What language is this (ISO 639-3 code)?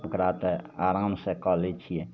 mai